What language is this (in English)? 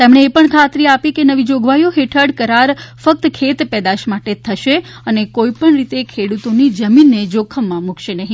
Gujarati